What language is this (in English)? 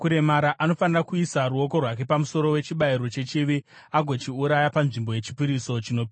Shona